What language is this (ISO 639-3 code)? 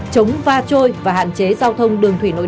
vie